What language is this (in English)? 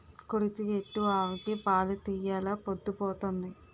Telugu